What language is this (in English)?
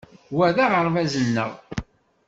Kabyle